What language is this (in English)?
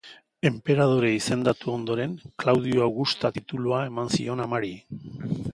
Basque